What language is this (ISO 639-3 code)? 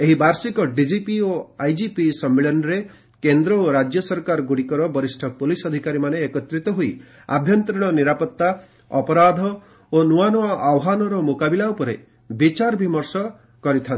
ori